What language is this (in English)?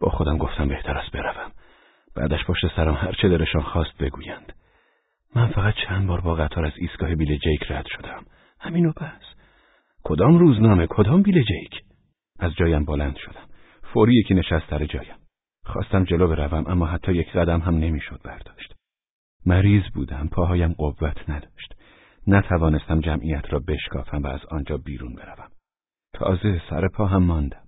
Persian